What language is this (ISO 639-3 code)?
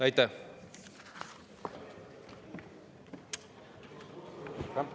est